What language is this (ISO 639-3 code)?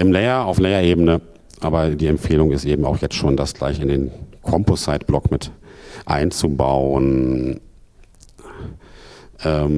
deu